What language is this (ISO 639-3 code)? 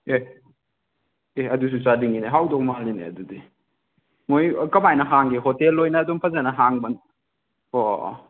mni